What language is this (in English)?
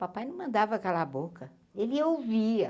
Portuguese